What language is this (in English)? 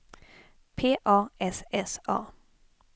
Swedish